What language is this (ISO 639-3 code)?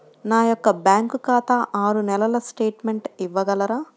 tel